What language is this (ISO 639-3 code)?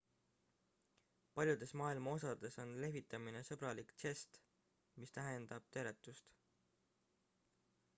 est